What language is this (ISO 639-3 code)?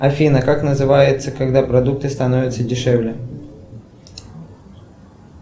rus